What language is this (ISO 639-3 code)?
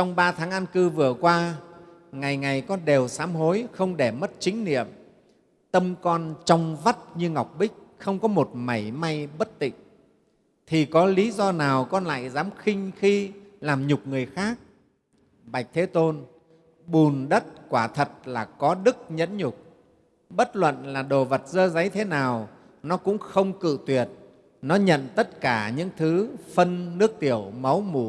vie